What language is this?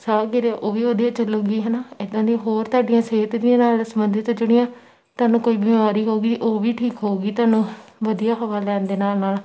Punjabi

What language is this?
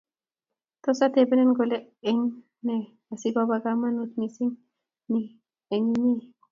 Kalenjin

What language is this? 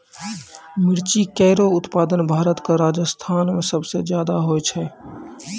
Maithili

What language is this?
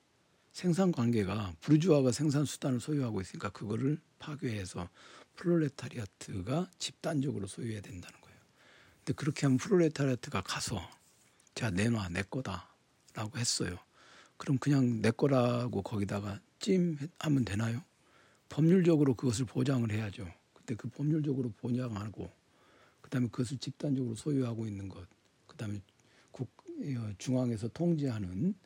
Korean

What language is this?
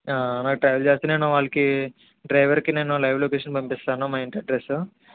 Telugu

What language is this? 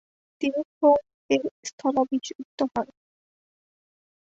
Bangla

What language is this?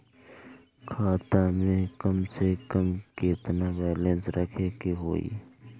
Bhojpuri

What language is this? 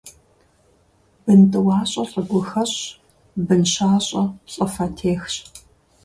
Kabardian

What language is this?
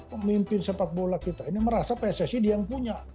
Indonesian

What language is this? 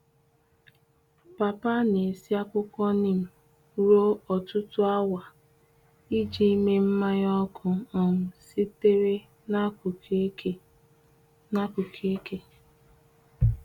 Igbo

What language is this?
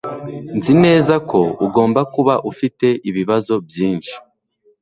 Kinyarwanda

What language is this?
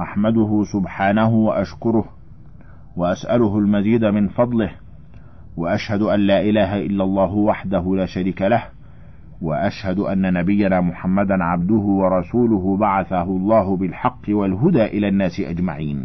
Arabic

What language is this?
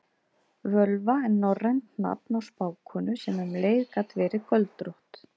Icelandic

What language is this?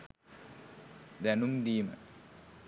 Sinhala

